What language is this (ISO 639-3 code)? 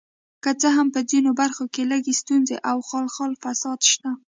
pus